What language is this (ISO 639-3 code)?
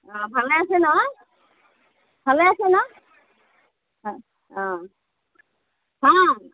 asm